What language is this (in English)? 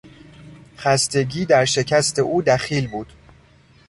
Persian